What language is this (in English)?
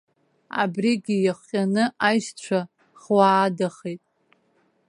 Abkhazian